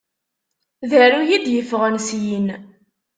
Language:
Kabyle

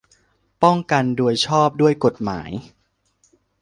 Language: Thai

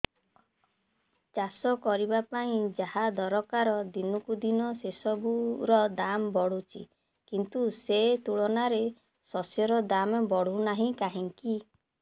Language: Odia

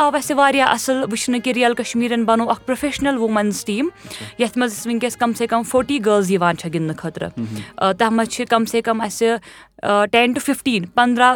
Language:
Urdu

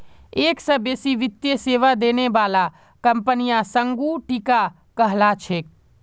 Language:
Magahi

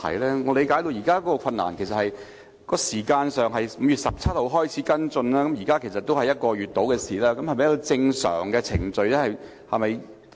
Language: Cantonese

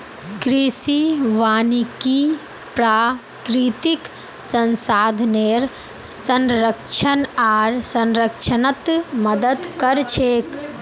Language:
Magahi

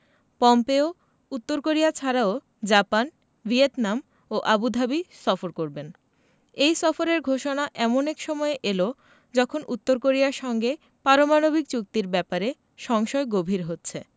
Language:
Bangla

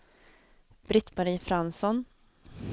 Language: Swedish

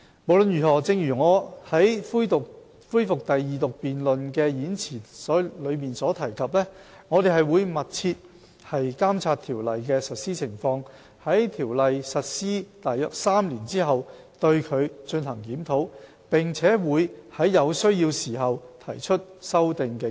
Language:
Cantonese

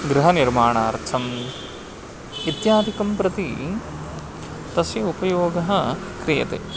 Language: Sanskrit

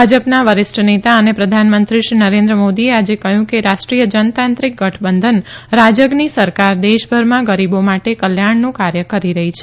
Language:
Gujarati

